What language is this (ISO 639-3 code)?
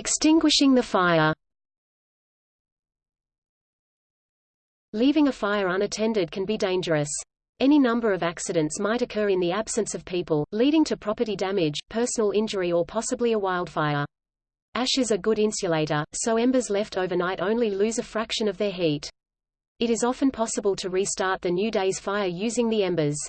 eng